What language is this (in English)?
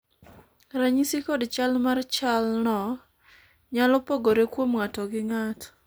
Luo (Kenya and Tanzania)